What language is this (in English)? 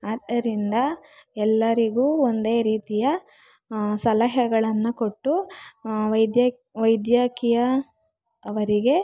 Kannada